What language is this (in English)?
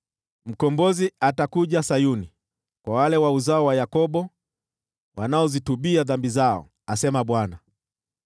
Swahili